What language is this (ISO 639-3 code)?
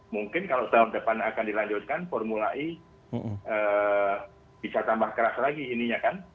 ind